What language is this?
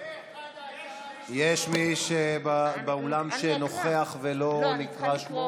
Hebrew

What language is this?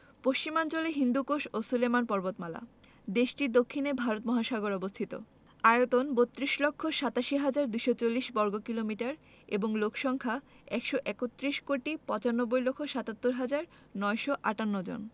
Bangla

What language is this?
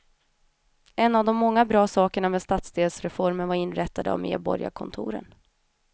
Swedish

